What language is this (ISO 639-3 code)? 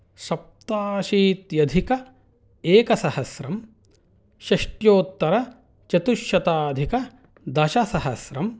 san